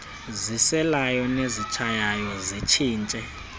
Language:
Xhosa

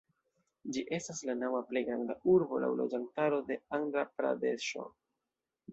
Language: Esperanto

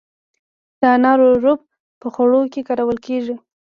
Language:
Pashto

